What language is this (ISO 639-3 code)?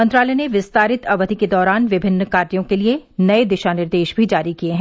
hin